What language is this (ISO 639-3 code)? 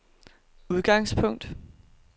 dan